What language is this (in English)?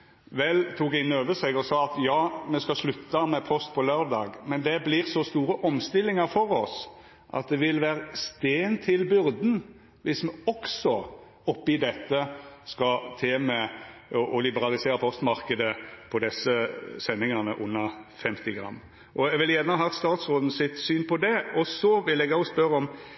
Norwegian Nynorsk